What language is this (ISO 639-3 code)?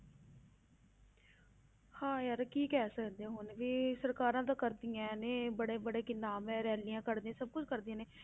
pan